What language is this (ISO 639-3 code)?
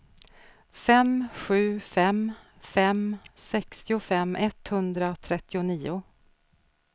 swe